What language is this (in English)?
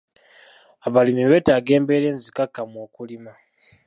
Ganda